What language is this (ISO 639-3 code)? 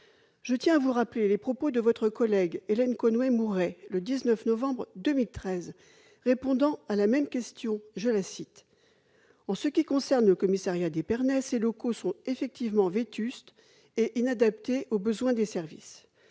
fra